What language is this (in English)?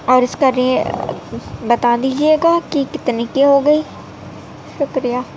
Urdu